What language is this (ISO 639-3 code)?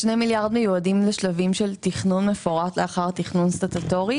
heb